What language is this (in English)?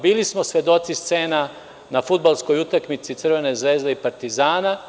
Serbian